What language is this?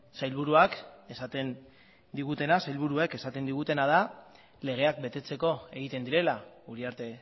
Basque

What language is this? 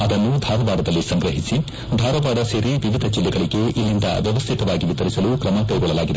Kannada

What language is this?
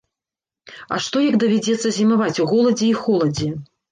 Belarusian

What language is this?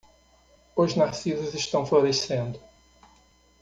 Portuguese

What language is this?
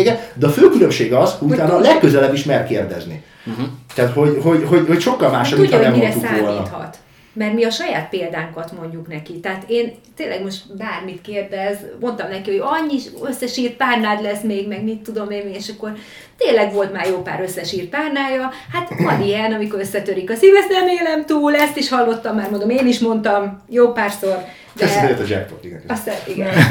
Hungarian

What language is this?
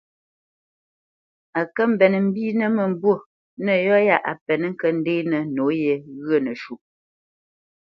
Bamenyam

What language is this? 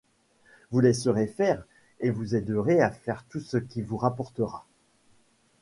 French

